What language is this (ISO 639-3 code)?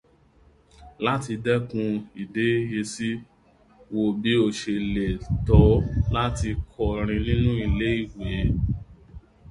yor